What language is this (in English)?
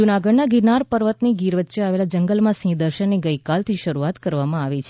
Gujarati